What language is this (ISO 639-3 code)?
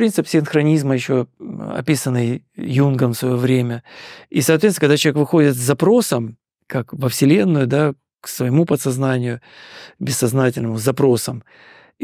rus